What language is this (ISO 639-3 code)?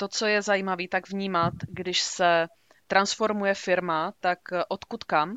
ces